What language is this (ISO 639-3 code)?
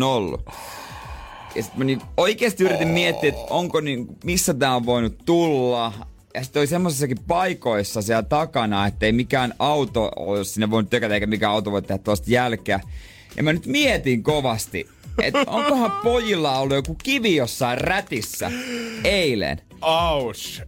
fin